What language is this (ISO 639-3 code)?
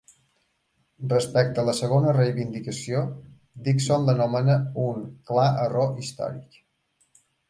cat